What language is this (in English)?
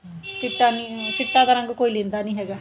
Punjabi